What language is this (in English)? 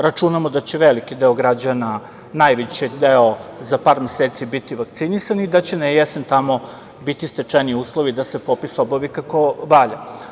Serbian